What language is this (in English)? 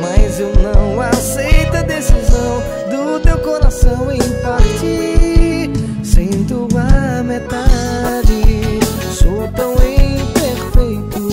Romanian